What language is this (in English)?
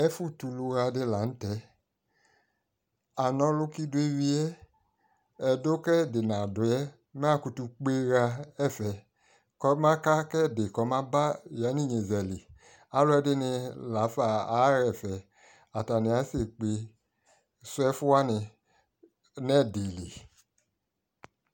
Ikposo